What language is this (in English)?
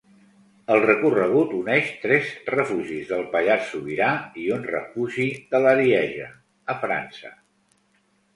Catalan